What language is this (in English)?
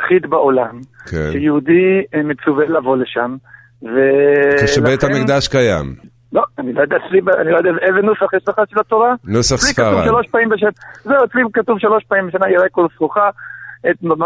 Hebrew